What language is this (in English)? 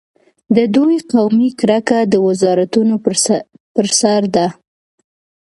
Pashto